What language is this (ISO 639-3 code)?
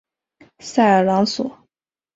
zho